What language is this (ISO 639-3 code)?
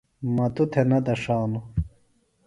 phl